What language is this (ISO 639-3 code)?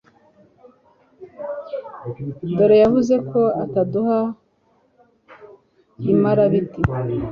kin